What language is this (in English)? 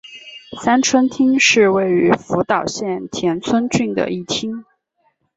Chinese